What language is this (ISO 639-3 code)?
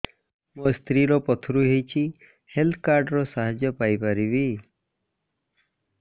ori